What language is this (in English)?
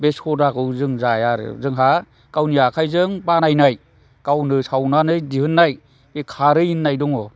Bodo